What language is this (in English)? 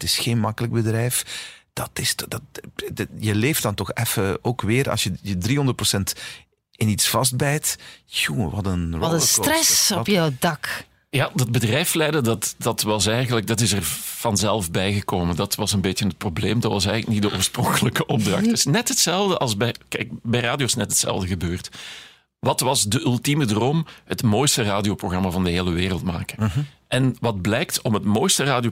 Dutch